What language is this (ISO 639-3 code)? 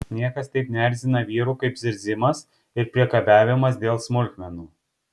lit